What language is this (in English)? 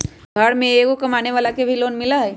Magahi